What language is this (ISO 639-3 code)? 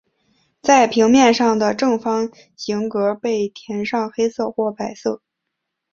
zho